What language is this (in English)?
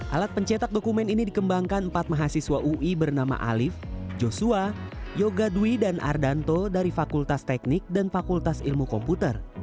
Indonesian